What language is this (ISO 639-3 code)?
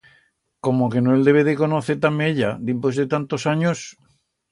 arg